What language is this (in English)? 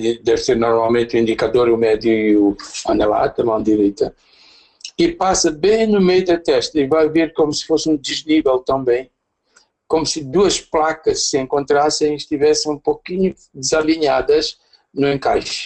Portuguese